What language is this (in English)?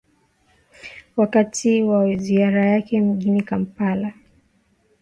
Swahili